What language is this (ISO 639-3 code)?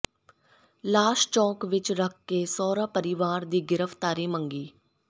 pan